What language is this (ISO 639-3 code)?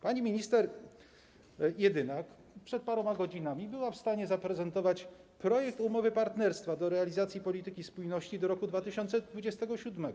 pol